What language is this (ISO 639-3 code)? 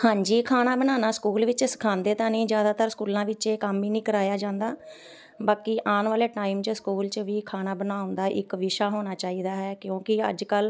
pan